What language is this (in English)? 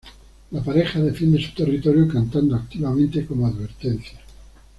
Spanish